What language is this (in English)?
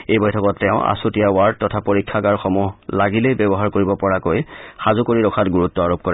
Assamese